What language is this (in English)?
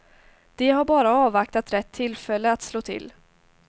Swedish